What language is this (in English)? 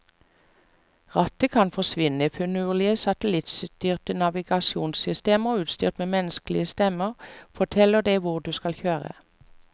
Norwegian